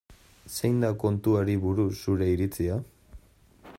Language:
Basque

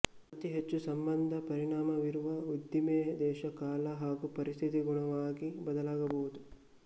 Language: Kannada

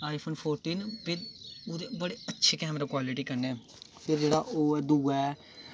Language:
Dogri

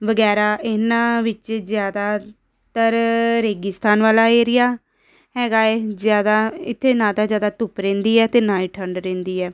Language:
Punjabi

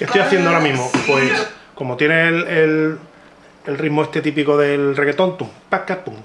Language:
Spanish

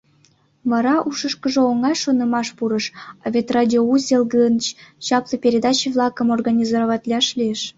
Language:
Mari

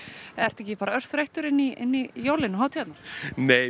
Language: Icelandic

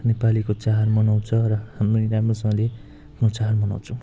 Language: Nepali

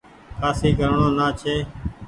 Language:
Goaria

